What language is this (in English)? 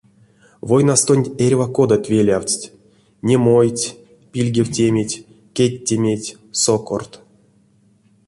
Erzya